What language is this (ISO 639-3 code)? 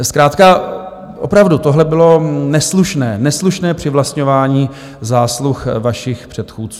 ces